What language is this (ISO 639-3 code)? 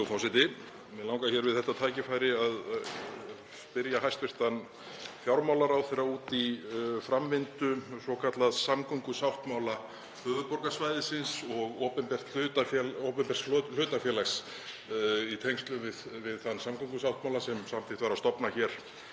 isl